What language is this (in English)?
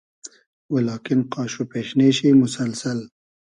Hazaragi